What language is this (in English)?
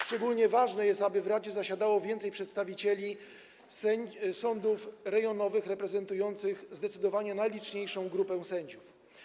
Polish